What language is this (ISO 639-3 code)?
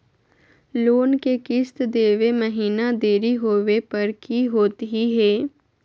mag